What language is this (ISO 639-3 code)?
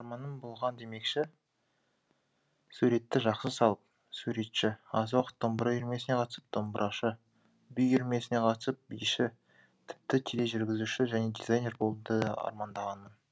kaz